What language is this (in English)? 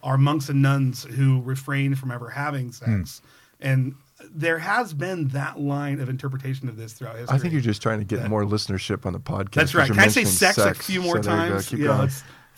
English